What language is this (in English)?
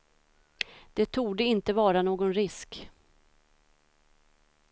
Swedish